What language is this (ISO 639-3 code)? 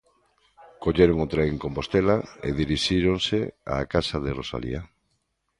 glg